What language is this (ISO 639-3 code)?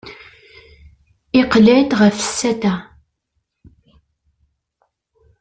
kab